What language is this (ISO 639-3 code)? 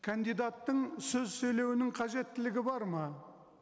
kaz